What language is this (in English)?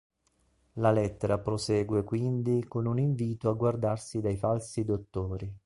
Italian